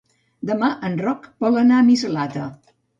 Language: Catalan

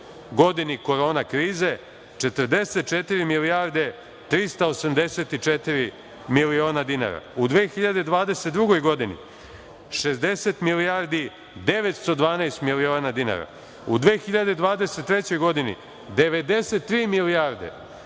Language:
Serbian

